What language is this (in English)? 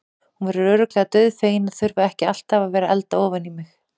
Icelandic